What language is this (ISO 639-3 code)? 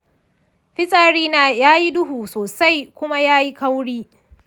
hau